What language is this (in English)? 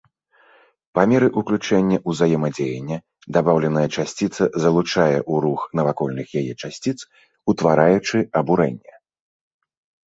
Belarusian